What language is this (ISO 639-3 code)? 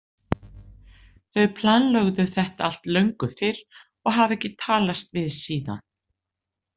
isl